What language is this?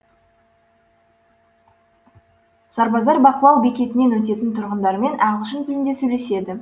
Kazakh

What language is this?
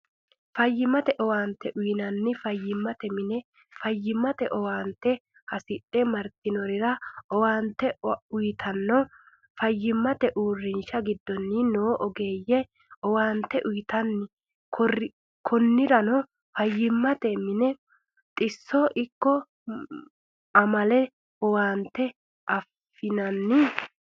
Sidamo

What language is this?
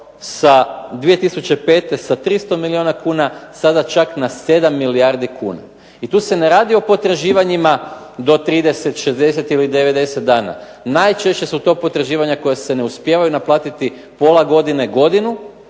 Croatian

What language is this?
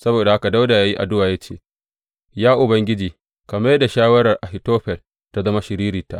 Hausa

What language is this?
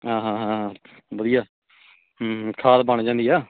Punjabi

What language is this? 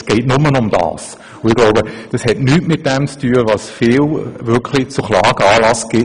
Swiss German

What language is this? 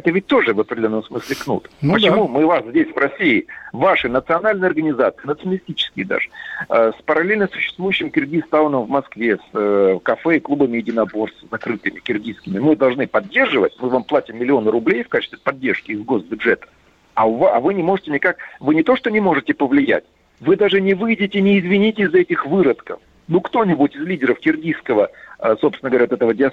Russian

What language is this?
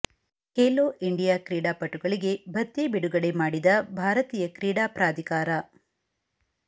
Kannada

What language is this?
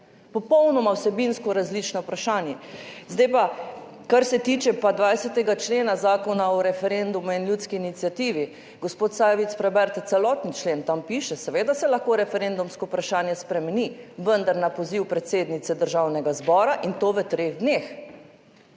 Slovenian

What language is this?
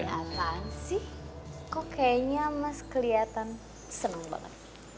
Indonesian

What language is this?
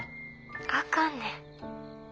Japanese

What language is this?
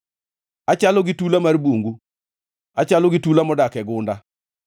Luo (Kenya and Tanzania)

